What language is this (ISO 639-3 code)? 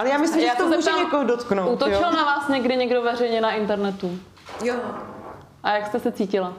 ces